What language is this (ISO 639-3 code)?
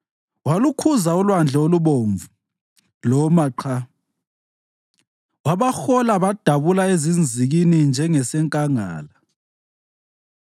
nde